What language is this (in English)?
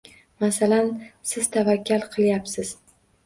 Uzbek